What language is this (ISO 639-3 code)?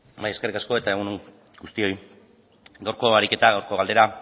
eus